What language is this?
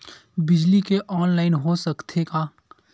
Chhattisgarhi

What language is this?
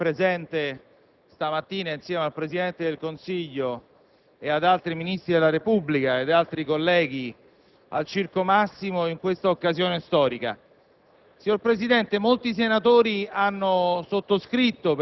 Italian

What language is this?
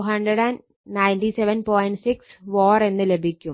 Malayalam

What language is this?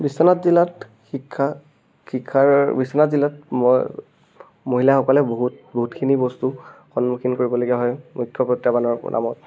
Assamese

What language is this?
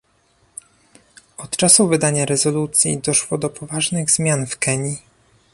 Polish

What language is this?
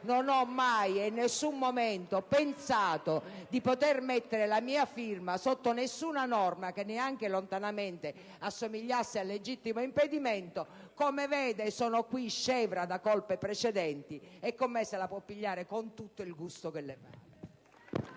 Italian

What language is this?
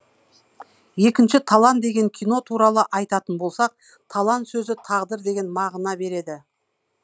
Kazakh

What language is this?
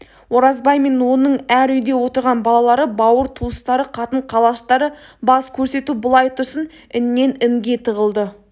Kazakh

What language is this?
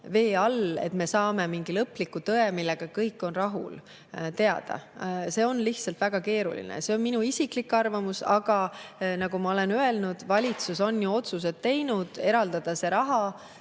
Estonian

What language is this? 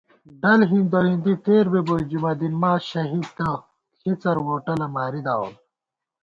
Gawar-Bati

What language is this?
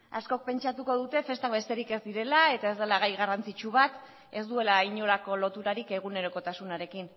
Basque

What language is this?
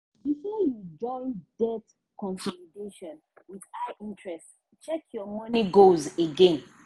Nigerian Pidgin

